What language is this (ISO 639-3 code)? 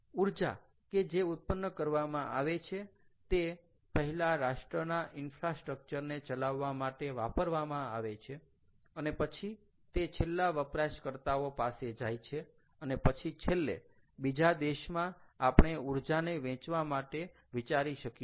guj